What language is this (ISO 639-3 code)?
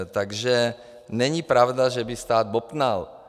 ces